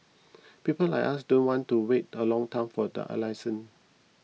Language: English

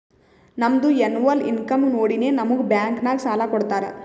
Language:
Kannada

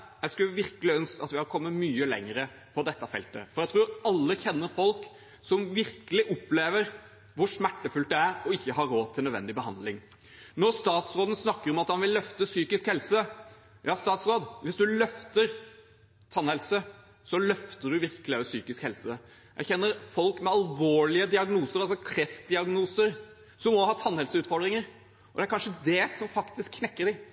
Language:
Norwegian Bokmål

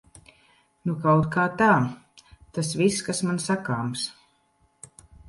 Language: Latvian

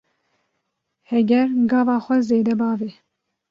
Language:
Kurdish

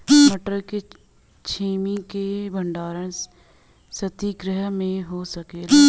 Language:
Bhojpuri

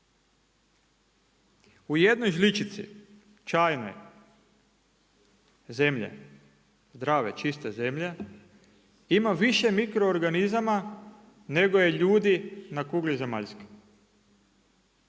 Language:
Croatian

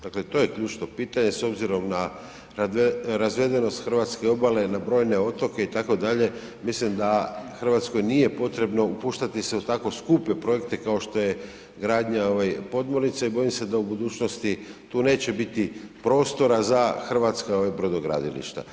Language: Croatian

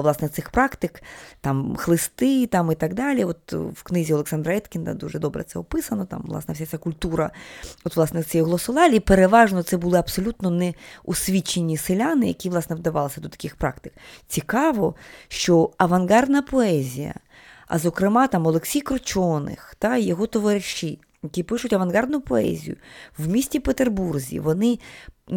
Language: Ukrainian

